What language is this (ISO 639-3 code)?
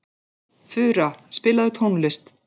isl